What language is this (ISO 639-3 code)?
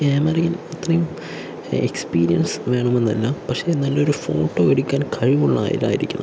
mal